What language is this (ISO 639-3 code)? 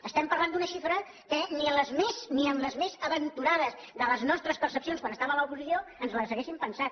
cat